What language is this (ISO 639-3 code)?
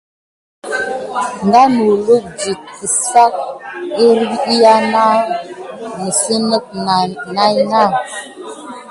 gid